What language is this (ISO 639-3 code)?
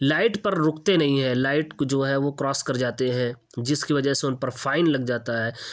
urd